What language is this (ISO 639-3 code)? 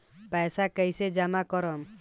bho